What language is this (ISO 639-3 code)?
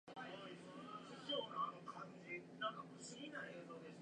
jpn